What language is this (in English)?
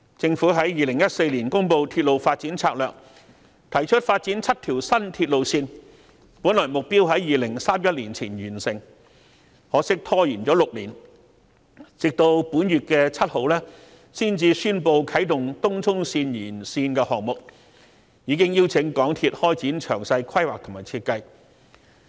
Cantonese